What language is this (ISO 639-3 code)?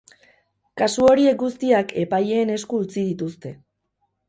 eus